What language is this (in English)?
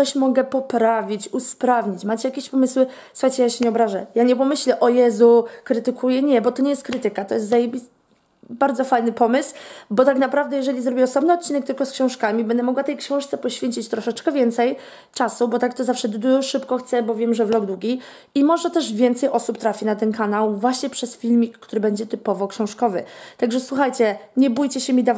Polish